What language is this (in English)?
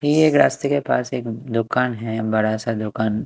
Hindi